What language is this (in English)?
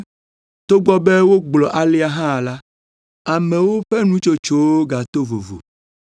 Ewe